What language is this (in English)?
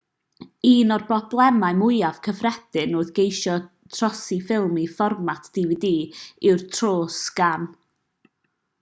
Welsh